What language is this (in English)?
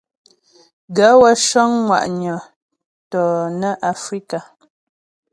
Ghomala